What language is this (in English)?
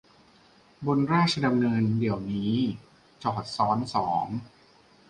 Thai